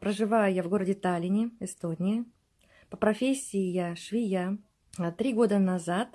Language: Russian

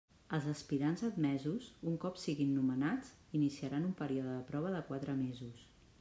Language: Catalan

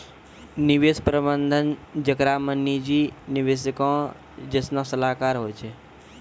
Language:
Maithili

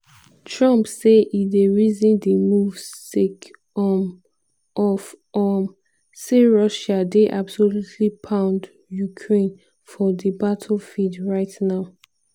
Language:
Nigerian Pidgin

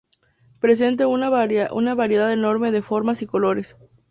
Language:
Spanish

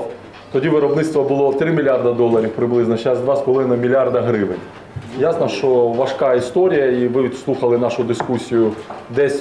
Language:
Ukrainian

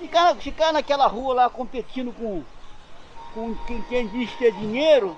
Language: Portuguese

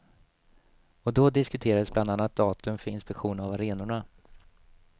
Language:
Swedish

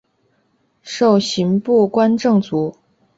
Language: Chinese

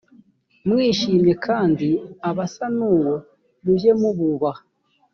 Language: Kinyarwanda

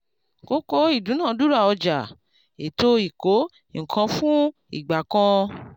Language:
Yoruba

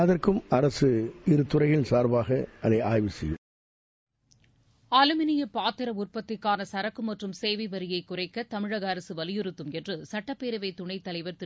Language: Tamil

